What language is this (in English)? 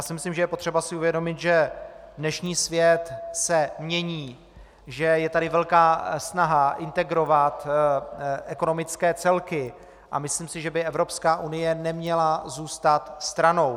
Czech